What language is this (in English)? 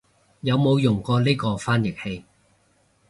Cantonese